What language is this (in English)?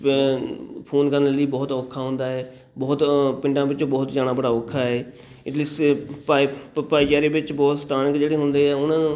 Punjabi